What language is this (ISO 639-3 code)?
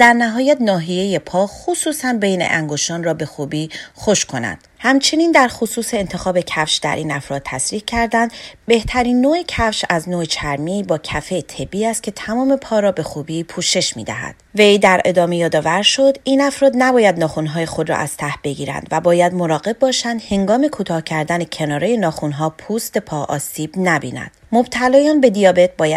fas